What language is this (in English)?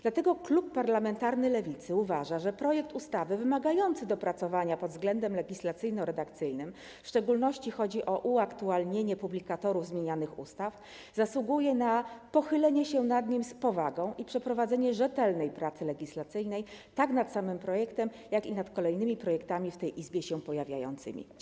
Polish